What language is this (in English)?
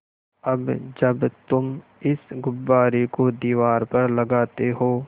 Hindi